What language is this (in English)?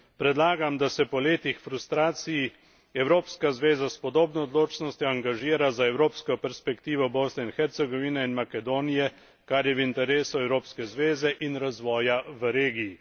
Slovenian